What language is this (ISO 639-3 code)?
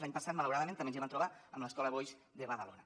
cat